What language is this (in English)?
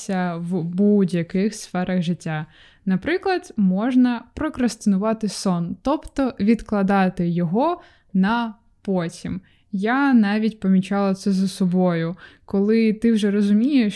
Ukrainian